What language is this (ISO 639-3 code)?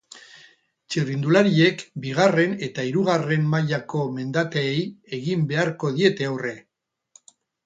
eus